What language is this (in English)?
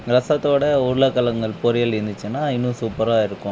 Tamil